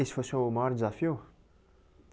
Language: Portuguese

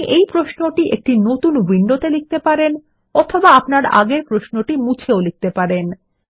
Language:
Bangla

